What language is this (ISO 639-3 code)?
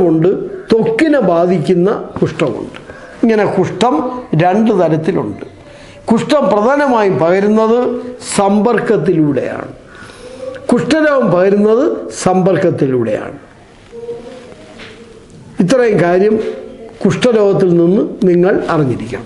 tur